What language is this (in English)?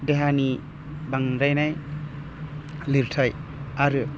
Bodo